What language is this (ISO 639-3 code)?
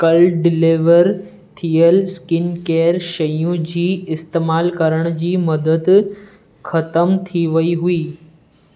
snd